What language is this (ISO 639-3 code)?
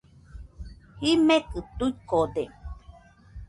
hux